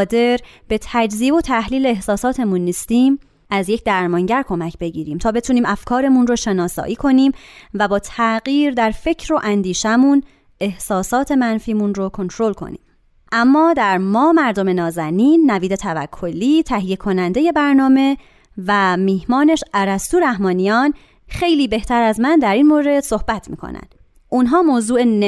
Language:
Persian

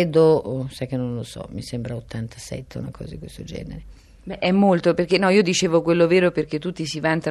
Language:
Italian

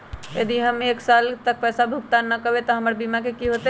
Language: Magahi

